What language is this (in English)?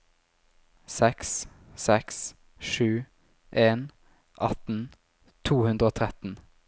Norwegian